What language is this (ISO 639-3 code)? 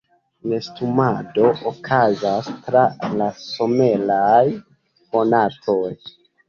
epo